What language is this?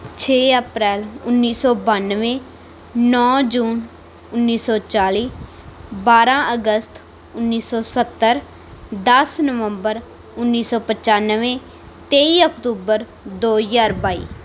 Punjabi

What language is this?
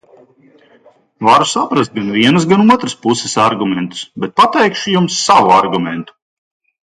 Latvian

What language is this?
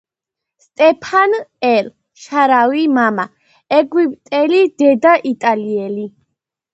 Georgian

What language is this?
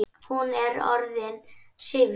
Icelandic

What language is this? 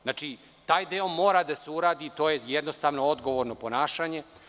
Serbian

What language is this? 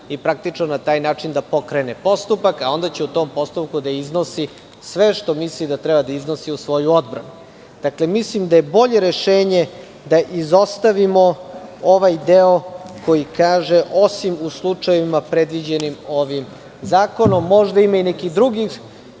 Serbian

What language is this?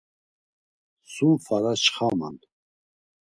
Laz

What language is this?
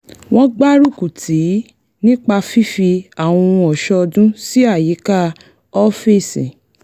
Yoruba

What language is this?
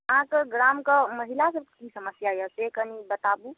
Maithili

